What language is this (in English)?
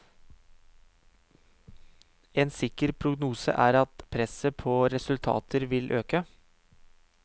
Norwegian